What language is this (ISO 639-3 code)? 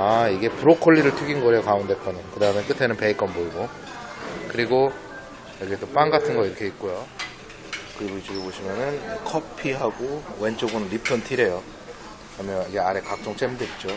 kor